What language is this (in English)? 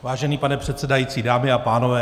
Czech